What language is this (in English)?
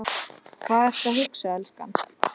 Icelandic